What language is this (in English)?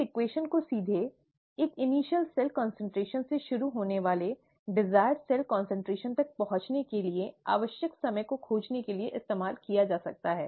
Hindi